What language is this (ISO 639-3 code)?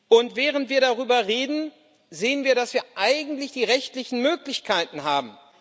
deu